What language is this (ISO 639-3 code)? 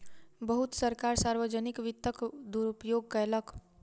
mai